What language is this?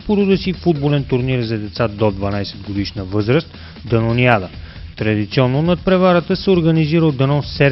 Bulgarian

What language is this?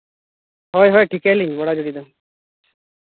Santali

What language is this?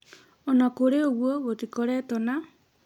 Kikuyu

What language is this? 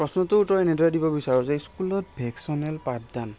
Assamese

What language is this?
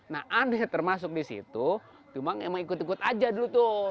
Indonesian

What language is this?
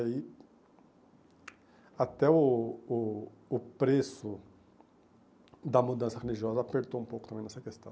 Portuguese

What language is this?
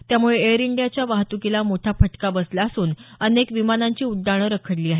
Marathi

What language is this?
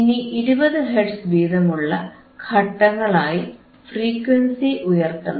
Malayalam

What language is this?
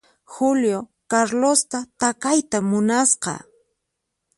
Puno Quechua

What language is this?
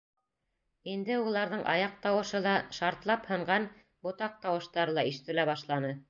Bashkir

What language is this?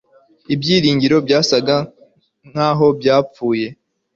Kinyarwanda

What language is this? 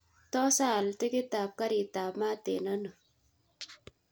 Kalenjin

